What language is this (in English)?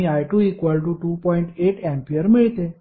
Marathi